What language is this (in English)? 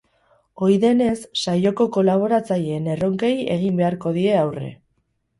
Basque